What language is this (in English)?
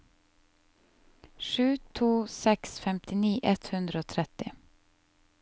Norwegian